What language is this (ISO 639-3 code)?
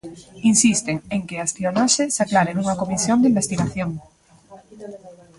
glg